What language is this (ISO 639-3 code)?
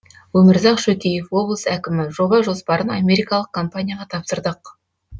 kaz